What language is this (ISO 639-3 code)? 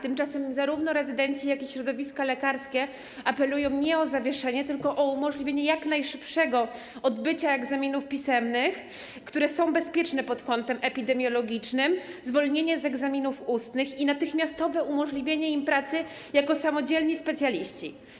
pol